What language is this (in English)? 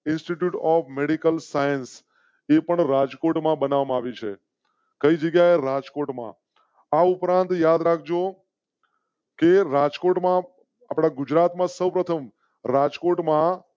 Gujarati